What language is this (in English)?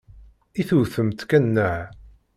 Kabyle